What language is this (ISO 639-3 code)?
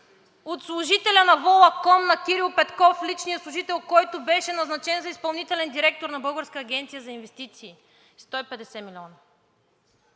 bul